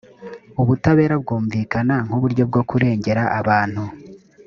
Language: Kinyarwanda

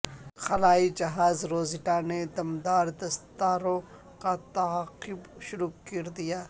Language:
Urdu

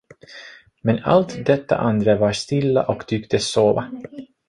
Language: Swedish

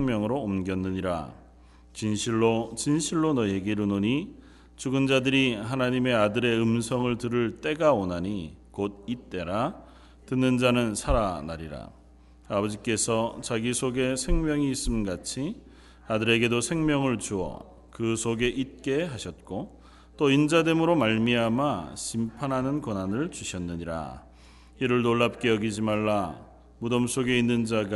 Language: Korean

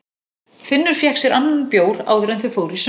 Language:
Icelandic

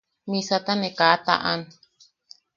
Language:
Yaqui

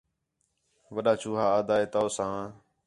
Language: Khetrani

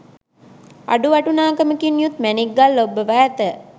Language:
Sinhala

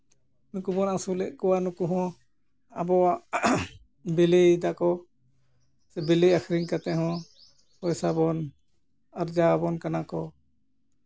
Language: Santali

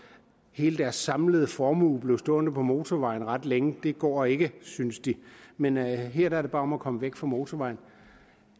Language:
Danish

